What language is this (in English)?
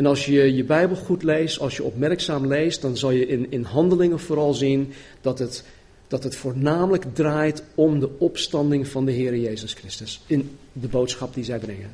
Dutch